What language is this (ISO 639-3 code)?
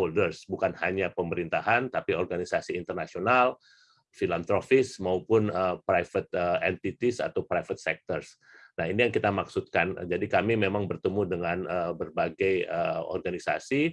ind